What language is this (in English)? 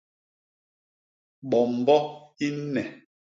Basaa